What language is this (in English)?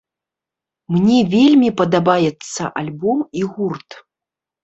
Belarusian